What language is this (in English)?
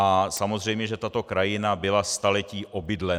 Czech